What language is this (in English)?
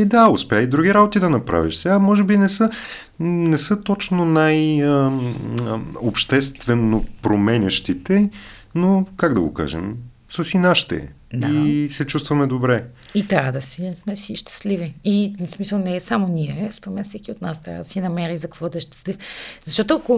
Bulgarian